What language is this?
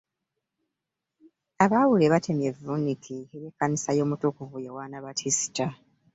Ganda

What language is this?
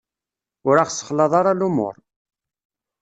Kabyle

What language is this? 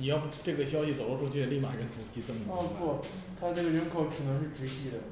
Chinese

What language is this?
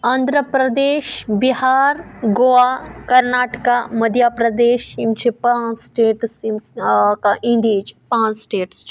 Kashmiri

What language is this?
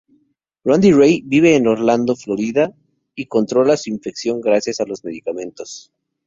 Spanish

